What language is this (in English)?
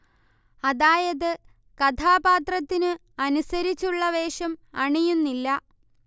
Malayalam